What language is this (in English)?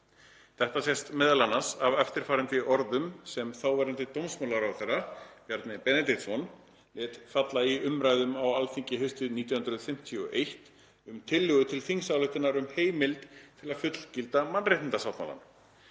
Icelandic